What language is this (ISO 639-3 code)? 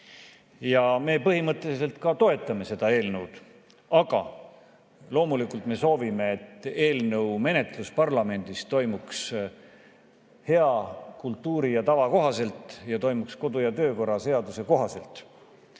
est